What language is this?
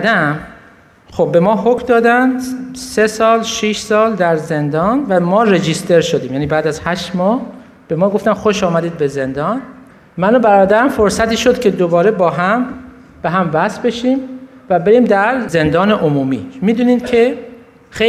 Persian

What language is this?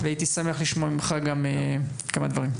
Hebrew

